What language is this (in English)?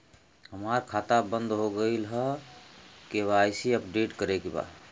Bhojpuri